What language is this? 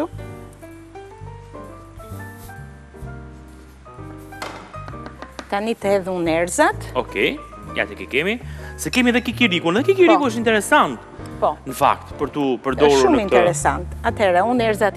Romanian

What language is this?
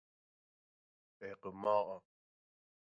Persian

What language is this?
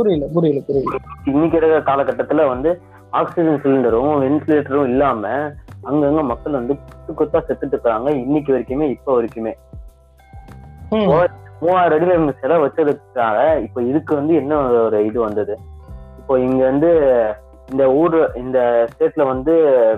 Tamil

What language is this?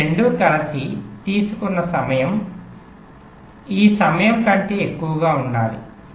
Telugu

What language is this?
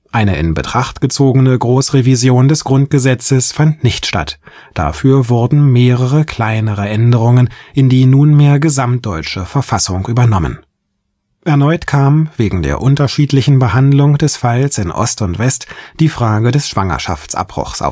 German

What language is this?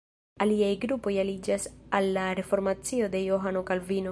Esperanto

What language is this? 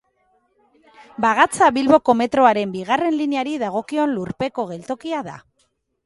Basque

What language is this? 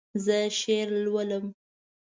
Pashto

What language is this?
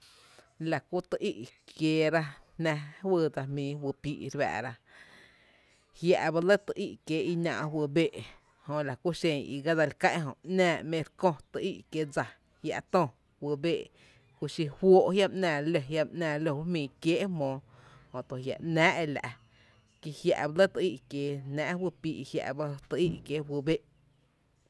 Tepinapa Chinantec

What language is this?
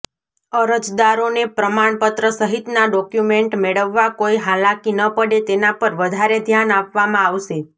Gujarati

